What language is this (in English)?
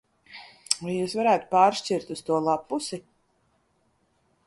Latvian